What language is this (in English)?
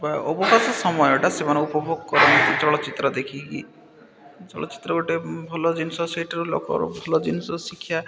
Odia